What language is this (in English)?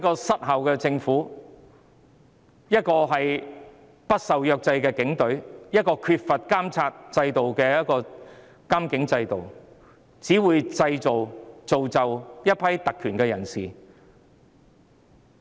Cantonese